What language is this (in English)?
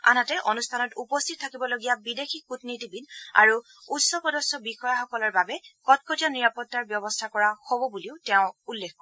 Assamese